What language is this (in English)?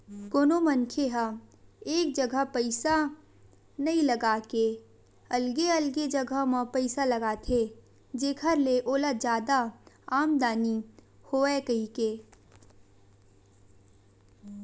Chhattisgarhi